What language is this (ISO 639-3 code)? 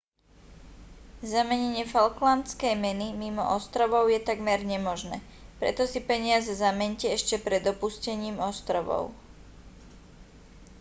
slk